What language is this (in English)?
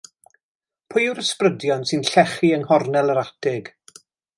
Welsh